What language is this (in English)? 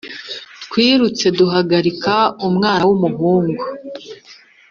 Kinyarwanda